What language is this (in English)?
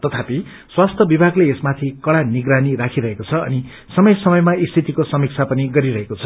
Nepali